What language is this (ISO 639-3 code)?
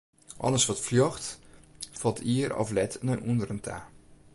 fry